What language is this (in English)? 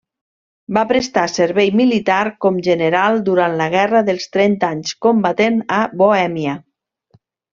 Catalan